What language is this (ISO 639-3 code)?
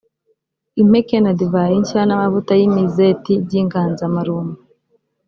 kin